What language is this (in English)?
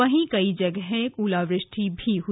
Hindi